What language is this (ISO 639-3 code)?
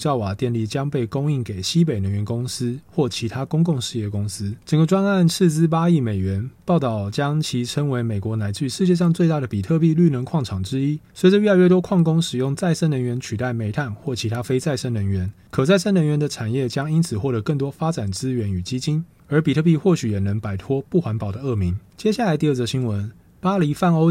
zho